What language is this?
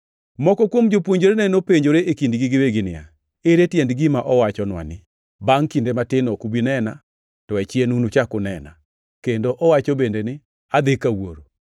Luo (Kenya and Tanzania)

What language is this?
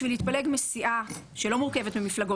Hebrew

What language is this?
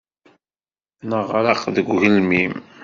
Kabyle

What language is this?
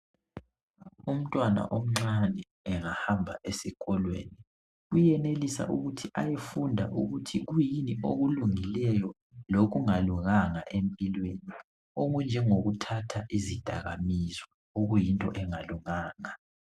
North Ndebele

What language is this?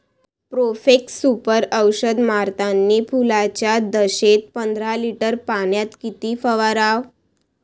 Marathi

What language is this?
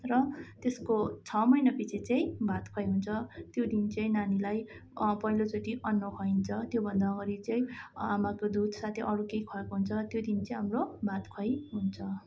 Nepali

